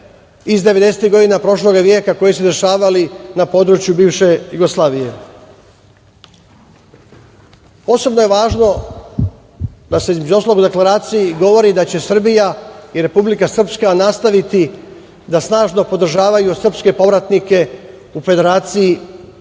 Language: Serbian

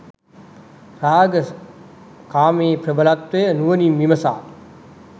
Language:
Sinhala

